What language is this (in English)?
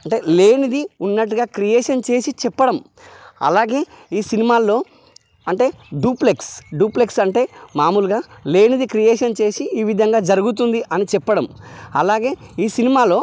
Telugu